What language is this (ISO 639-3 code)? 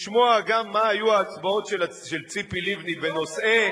heb